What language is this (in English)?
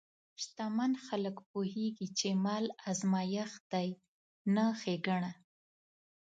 Pashto